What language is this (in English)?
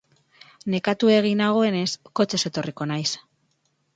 Basque